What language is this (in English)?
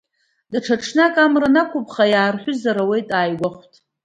Abkhazian